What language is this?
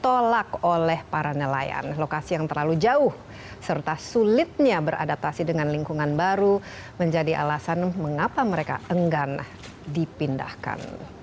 Indonesian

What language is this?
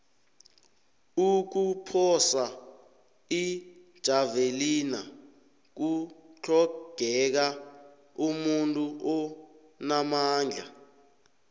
South Ndebele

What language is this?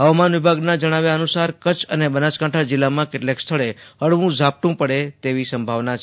Gujarati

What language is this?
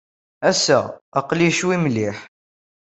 Kabyle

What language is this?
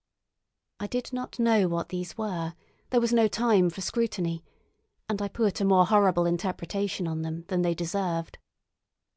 English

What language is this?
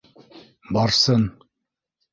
Bashkir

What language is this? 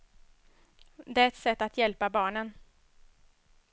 Swedish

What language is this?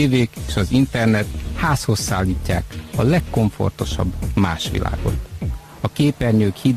Hungarian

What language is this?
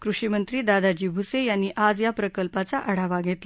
Marathi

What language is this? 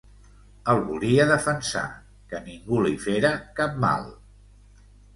Catalan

